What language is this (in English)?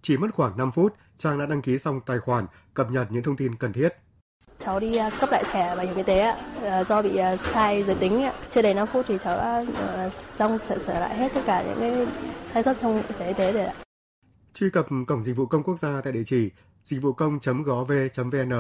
Vietnamese